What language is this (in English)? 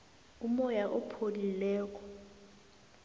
South Ndebele